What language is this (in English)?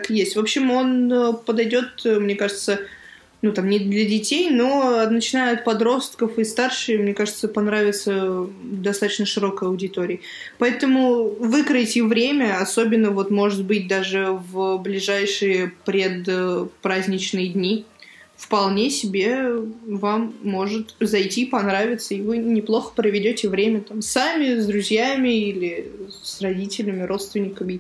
Russian